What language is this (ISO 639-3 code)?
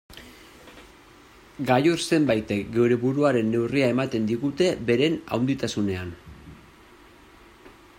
eus